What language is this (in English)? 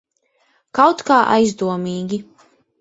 Latvian